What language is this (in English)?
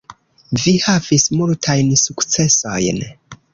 Esperanto